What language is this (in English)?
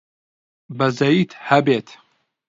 Central Kurdish